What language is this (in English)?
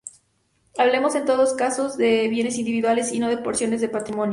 Spanish